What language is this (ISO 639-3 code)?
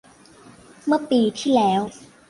tha